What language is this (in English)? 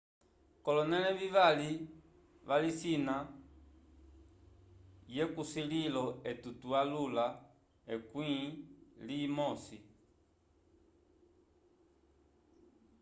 Umbundu